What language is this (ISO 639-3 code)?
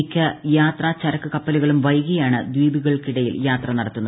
mal